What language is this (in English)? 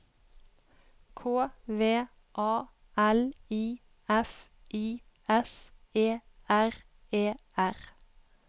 Norwegian